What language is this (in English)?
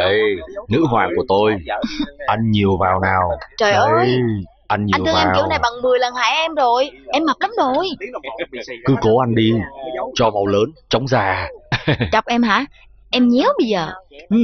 Vietnamese